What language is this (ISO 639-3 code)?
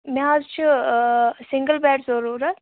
kas